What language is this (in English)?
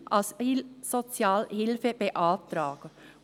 Swiss German